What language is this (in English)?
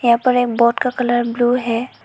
Hindi